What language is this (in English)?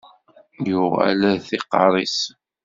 Kabyle